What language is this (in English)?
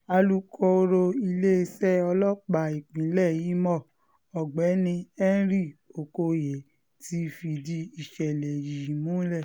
Yoruba